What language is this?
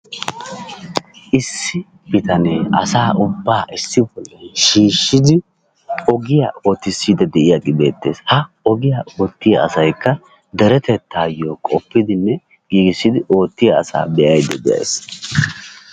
Wolaytta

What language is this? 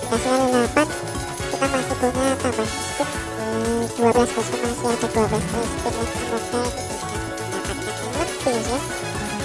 Indonesian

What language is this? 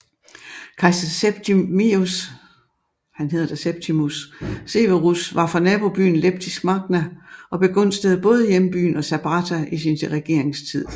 Danish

